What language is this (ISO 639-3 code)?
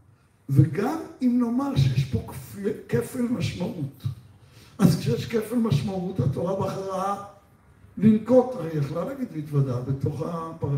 heb